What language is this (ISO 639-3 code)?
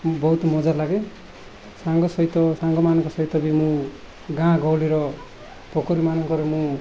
ori